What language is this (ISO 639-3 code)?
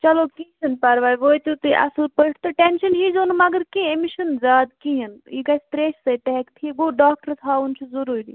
kas